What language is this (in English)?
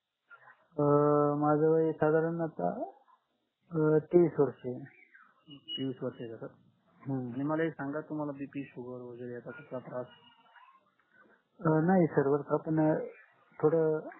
Marathi